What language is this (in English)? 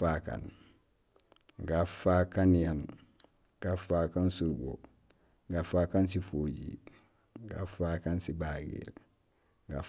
Gusilay